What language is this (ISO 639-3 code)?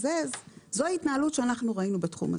heb